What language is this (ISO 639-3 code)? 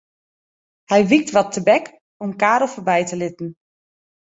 fry